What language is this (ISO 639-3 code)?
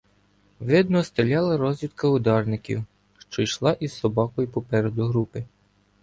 ukr